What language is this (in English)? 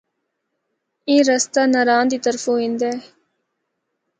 Northern Hindko